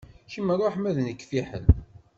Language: Kabyle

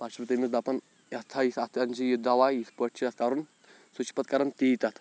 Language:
Kashmiri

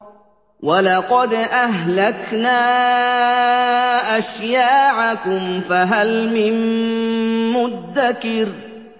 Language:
Arabic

